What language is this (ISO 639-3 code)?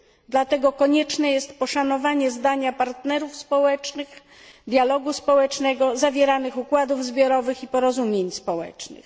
pol